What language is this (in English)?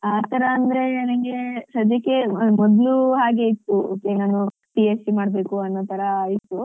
Kannada